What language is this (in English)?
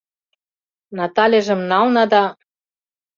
Mari